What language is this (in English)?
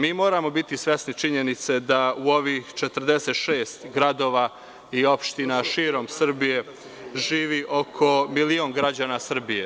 Serbian